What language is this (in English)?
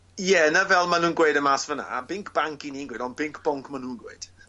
Welsh